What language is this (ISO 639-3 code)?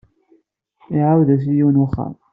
kab